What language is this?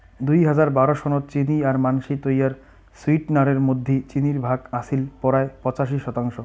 Bangla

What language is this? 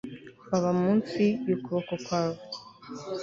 Kinyarwanda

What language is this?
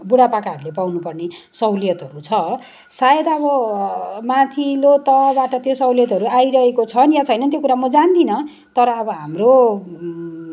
Nepali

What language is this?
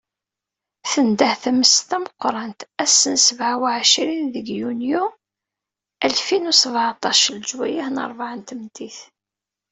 Kabyle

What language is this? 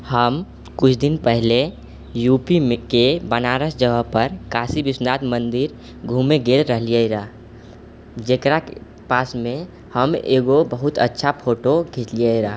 Maithili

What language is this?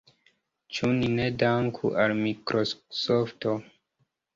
Esperanto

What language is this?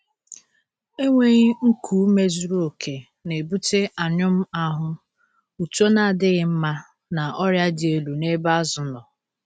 Igbo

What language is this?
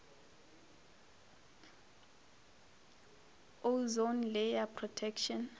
Northern Sotho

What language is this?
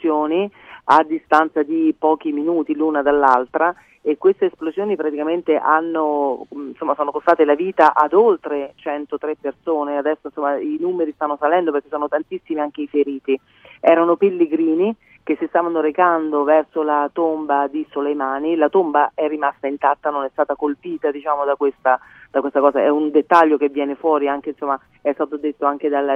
Italian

